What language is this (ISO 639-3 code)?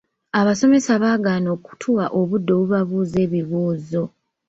lug